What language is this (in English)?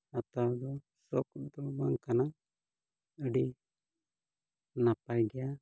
Santali